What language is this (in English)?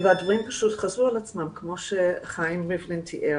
Hebrew